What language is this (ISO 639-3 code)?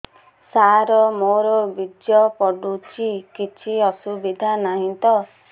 ori